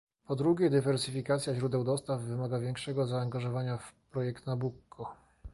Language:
Polish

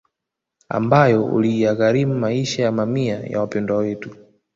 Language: Swahili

